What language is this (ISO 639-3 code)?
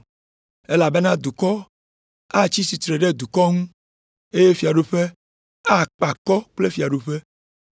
ewe